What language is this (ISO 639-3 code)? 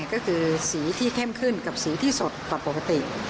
tha